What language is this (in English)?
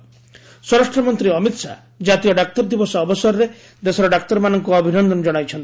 Odia